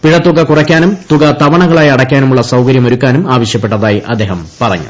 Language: Malayalam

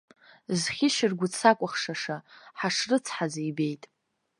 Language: Abkhazian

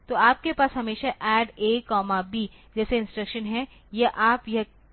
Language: Hindi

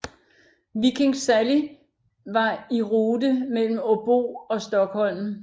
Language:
Danish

